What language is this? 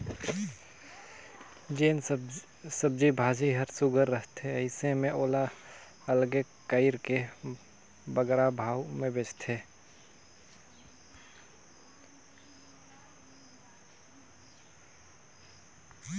Chhattisgarhi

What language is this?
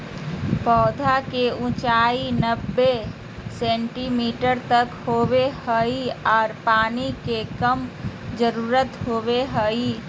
Magahi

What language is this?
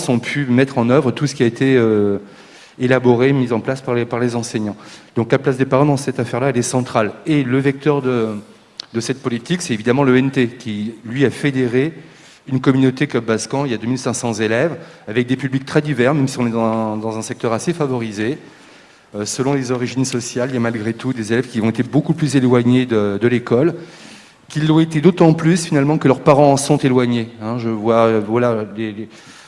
French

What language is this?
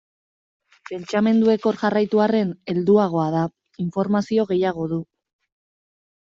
Basque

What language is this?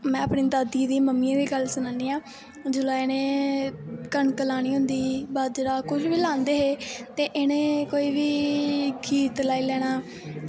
Dogri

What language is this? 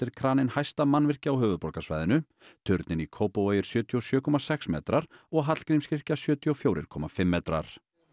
Icelandic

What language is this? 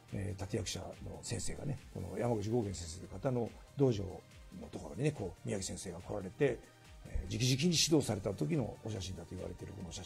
Japanese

